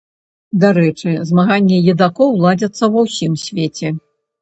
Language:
Belarusian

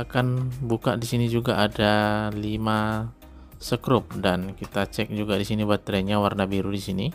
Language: Indonesian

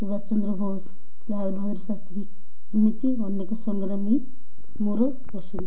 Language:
Odia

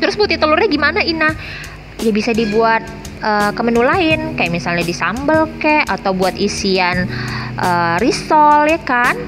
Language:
Indonesian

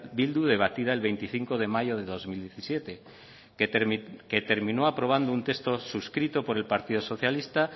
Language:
Spanish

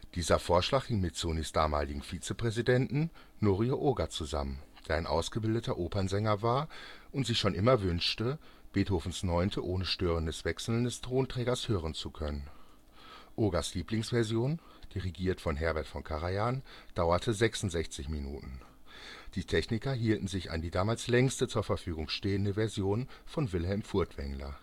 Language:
German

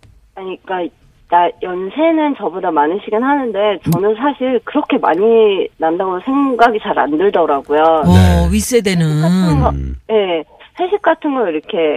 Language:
Korean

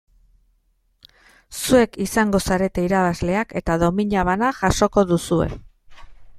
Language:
Basque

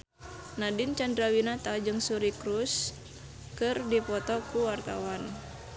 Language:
Sundanese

